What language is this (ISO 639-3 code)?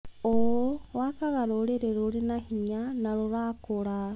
kik